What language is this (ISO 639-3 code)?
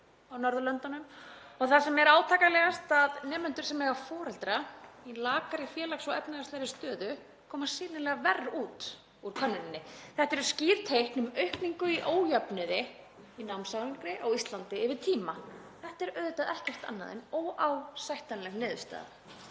isl